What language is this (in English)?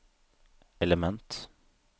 Norwegian